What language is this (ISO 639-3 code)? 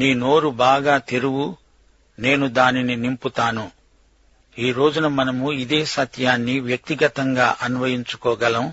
tel